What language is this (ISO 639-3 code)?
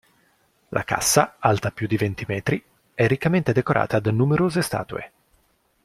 ita